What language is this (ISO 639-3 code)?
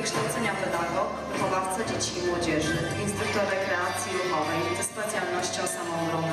pol